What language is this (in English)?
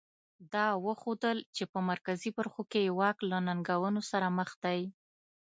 Pashto